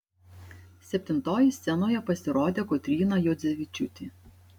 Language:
Lithuanian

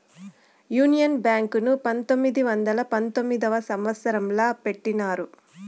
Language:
Telugu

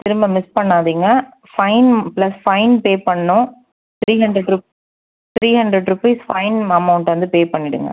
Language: Tamil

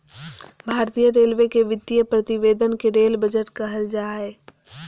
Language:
Magahi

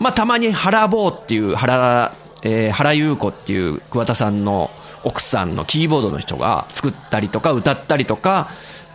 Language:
Japanese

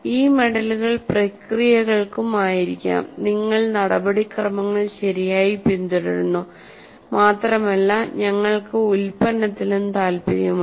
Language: Malayalam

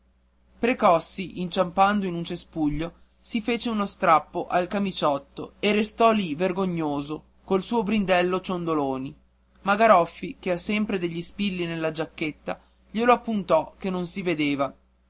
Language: Italian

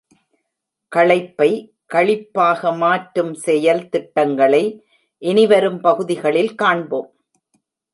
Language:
Tamil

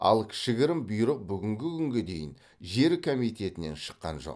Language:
Kazakh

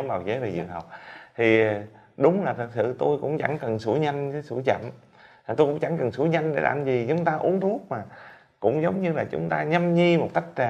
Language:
Vietnamese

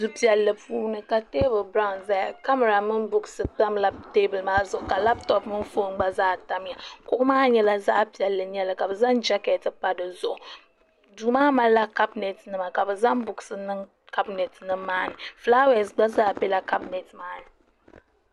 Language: Dagbani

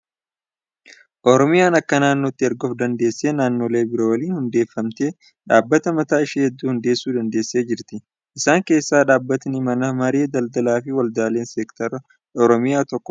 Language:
Oromo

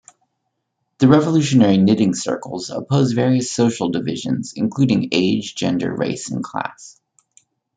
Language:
English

